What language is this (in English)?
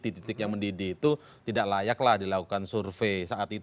Indonesian